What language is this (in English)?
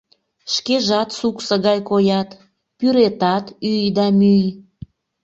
Mari